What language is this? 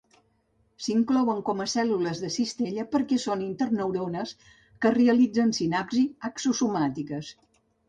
Catalan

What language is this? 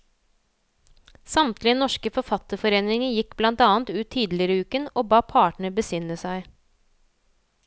Norwegian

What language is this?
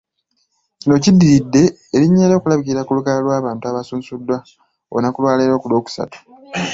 Ganda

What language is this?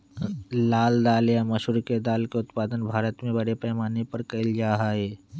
Magahi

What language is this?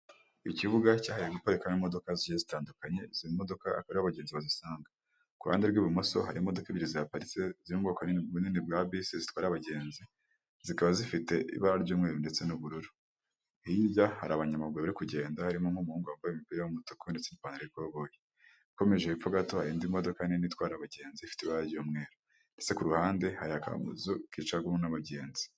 Kinyarwanda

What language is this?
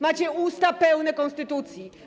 Polish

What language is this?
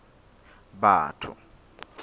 Southern Sotho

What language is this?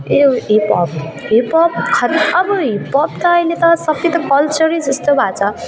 Nepali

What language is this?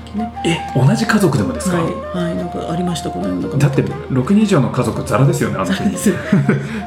Japanese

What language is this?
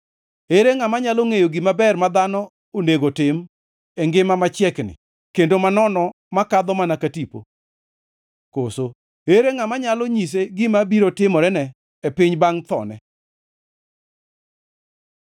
Luo (Kenya and Tanzania)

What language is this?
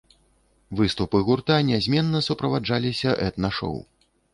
Belarusian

